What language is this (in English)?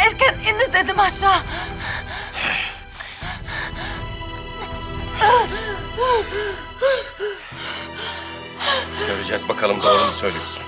Turkish